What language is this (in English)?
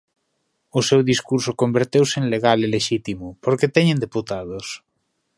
Galician